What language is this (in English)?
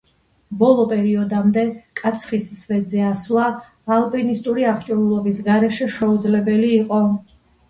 Georgian